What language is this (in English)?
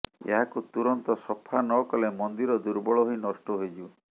Odia